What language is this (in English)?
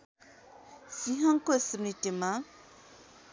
Nepali